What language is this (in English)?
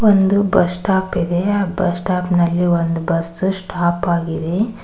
Kannada